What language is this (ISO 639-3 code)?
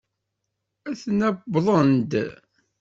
kab